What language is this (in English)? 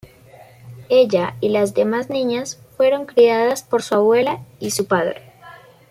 Spanish